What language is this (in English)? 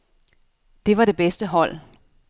Danish